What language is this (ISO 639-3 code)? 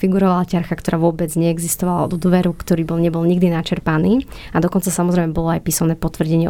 slk